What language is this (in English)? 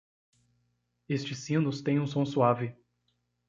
Portuguese